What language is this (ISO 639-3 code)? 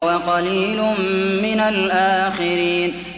ara